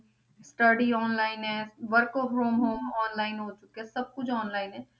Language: Punjabi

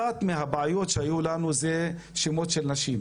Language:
Hebrew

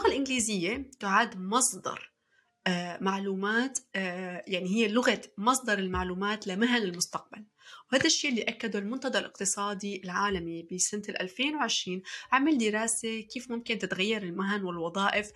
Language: Arabic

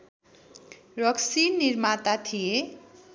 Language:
Nepali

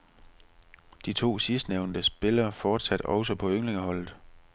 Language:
Danish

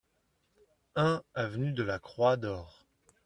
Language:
French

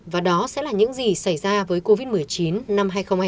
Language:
Vietnamese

